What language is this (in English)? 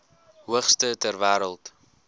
Afrikaans